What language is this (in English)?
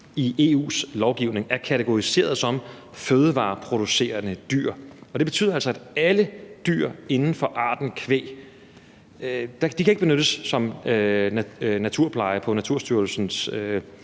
Danish